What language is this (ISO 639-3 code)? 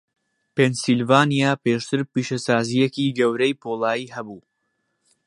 ckb